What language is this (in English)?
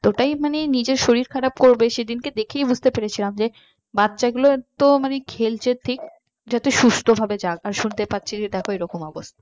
Bangla